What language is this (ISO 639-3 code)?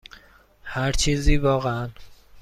fas